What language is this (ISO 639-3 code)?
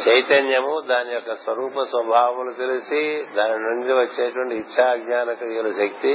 tel